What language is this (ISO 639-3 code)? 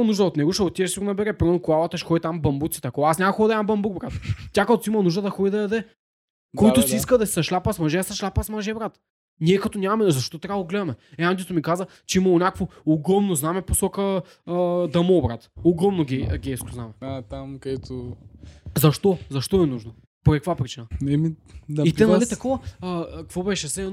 bul